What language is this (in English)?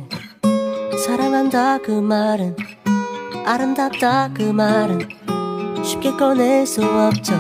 Korean